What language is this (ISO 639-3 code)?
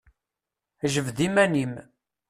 kab